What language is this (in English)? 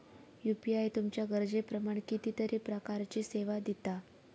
Marathi